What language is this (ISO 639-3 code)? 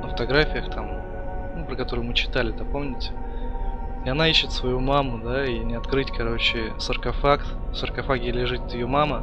rus